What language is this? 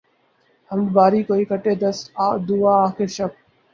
Urdu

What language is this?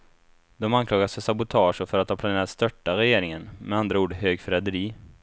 Swedish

